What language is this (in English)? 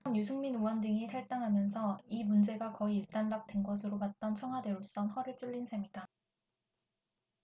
Korean